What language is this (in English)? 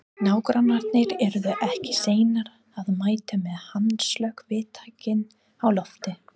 Icelandic